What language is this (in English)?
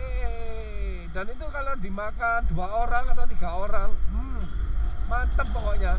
Indonesian